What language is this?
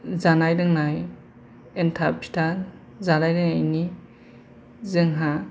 Bodo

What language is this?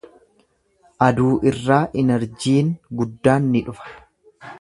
Oromo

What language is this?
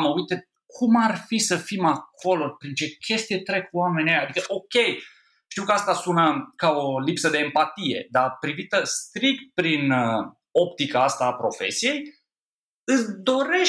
Romanian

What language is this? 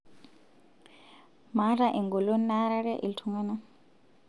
Masai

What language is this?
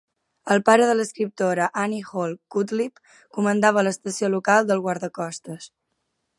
Catalan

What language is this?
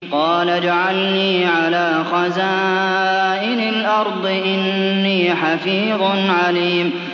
Arabic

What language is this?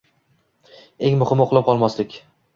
Uzbek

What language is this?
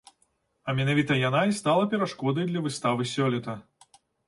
Belarusian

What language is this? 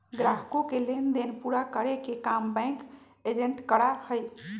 Magahi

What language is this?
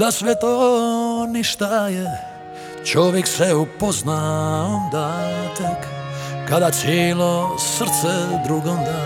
Croatian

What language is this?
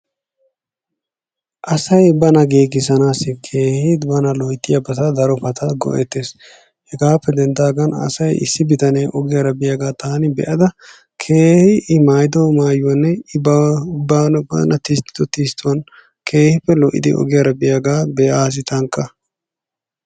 Wolaytta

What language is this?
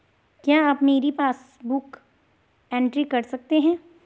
Hindi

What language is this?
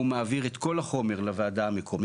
Hebrew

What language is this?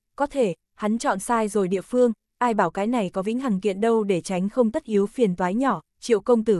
Vietnamese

